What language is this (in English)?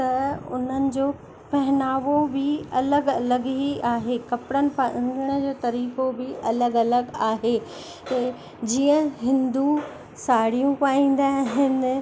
Sindhi